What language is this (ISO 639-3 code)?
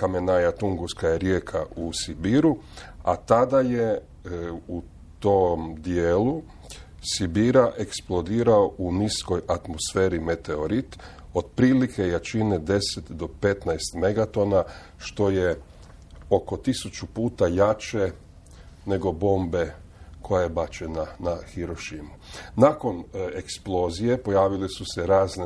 hrv